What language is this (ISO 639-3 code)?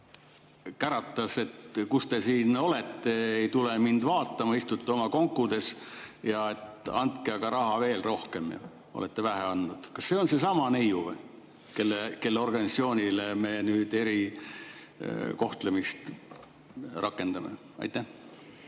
est